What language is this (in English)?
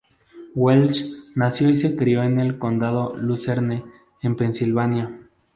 Spanish